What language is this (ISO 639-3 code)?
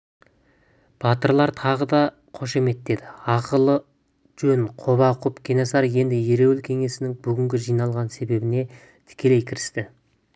kaz